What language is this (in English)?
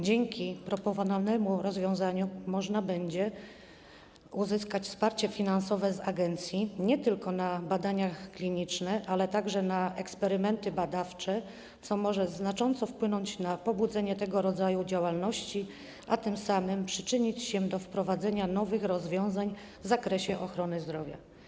Polish